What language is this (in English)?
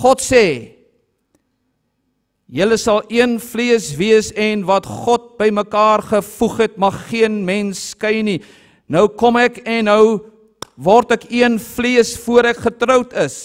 Dutch